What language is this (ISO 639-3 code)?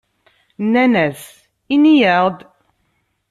kab